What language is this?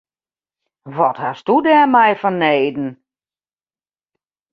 Western Frisian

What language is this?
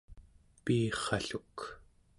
Central Yupik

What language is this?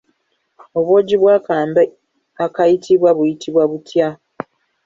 Ganda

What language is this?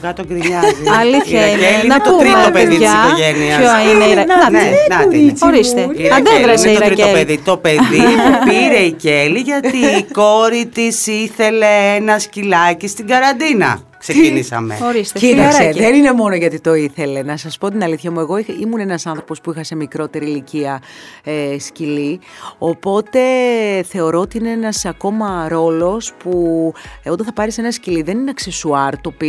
Greek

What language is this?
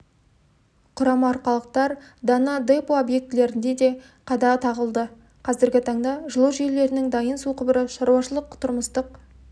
Kazakh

